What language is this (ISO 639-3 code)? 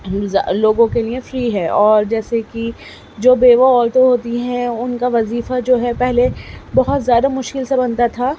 urd